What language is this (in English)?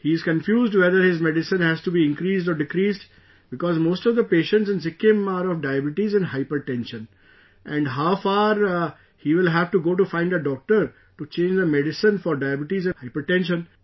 English